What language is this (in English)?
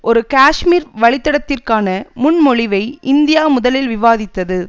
Tamil